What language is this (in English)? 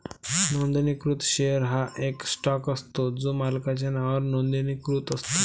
Marathi